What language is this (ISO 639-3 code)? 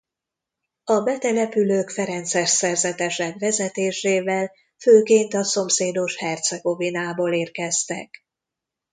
hun